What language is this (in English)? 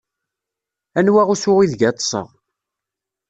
Kabyle